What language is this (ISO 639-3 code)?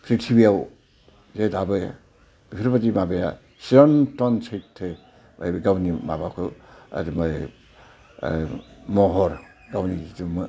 brx